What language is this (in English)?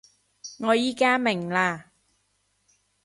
Cantonese